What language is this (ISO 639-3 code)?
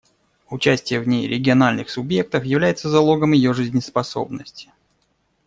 rus